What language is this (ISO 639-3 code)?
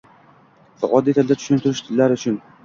uzb